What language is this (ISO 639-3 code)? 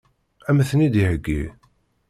kab